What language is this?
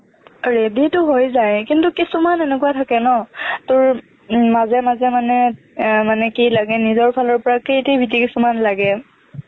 Assamese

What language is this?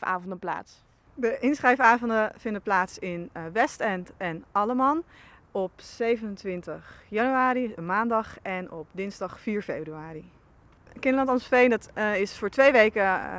Dutch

